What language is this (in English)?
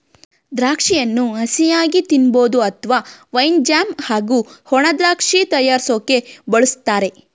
Kannada